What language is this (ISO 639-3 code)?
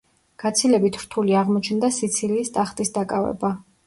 kat